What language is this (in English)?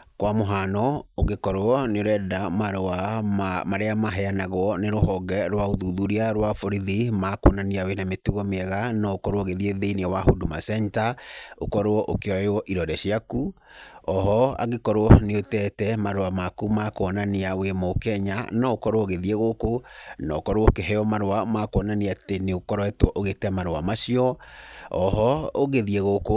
Kikuyu